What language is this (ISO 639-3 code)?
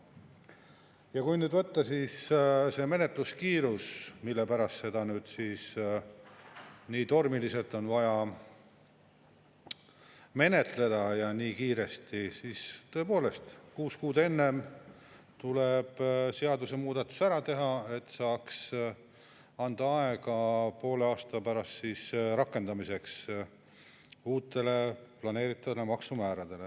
est